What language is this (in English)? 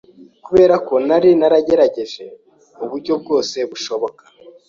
Kinyarwanda